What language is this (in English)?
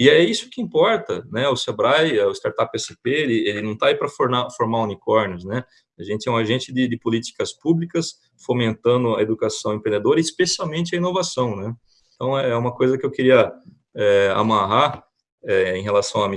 Portuguese